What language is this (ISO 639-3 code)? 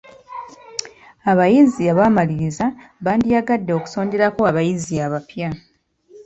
lug